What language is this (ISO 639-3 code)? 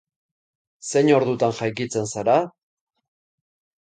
eus